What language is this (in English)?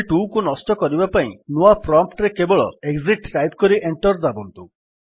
Odia